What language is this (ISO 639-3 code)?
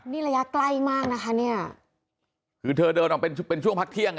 tha